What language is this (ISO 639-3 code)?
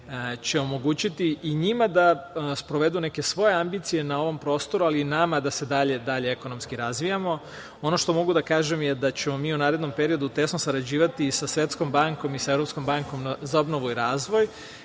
srp